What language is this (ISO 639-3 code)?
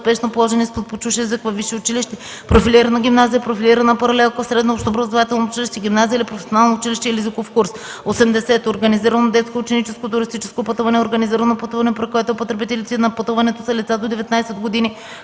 bul